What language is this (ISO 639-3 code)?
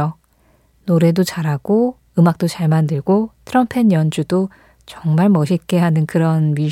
kor